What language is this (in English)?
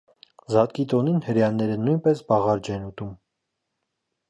Armenian